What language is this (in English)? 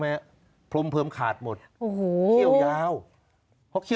Thai